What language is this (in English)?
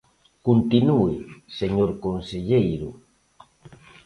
Galician